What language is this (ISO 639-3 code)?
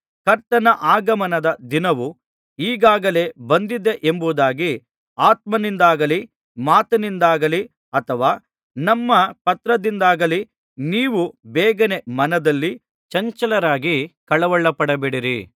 kan